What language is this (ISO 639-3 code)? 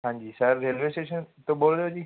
pan